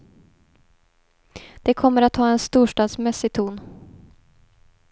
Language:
Swedish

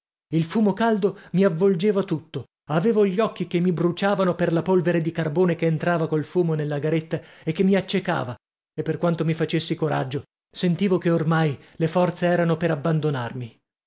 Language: Italian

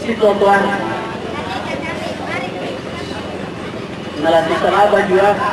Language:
Indonesian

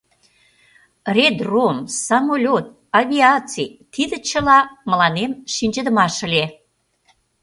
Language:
Mari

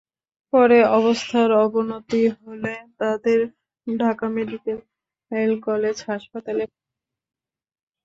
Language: Bangla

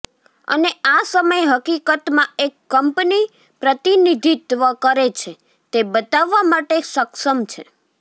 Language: Gujarati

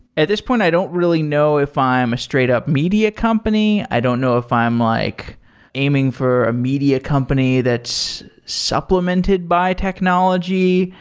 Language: English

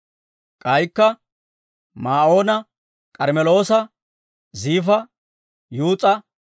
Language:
Dawro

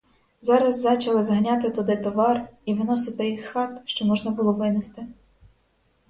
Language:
Ukrainian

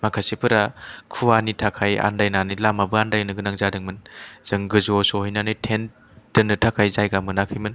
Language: Bodo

